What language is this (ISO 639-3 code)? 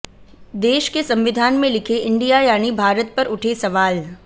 hin